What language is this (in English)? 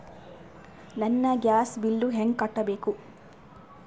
Kannada